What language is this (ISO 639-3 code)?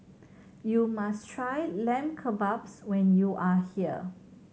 eng